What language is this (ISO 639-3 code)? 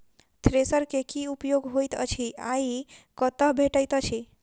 mai